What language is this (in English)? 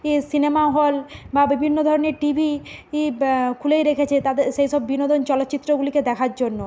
Bangla